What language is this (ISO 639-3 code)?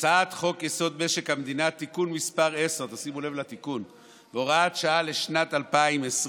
heb